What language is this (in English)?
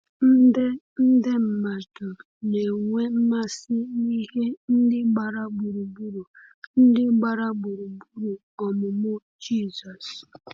Igbo